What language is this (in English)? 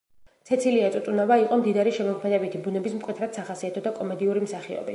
Georgian